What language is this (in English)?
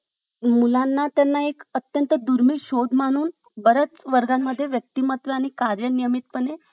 Marathi